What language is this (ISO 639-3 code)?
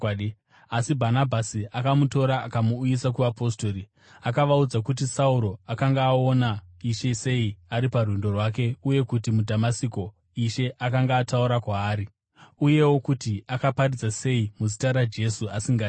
sna